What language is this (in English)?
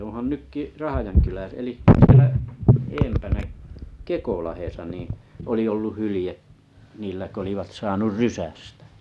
Finnish